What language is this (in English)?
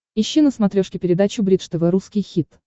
Russian